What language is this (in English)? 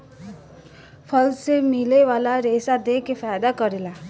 Bhojpuri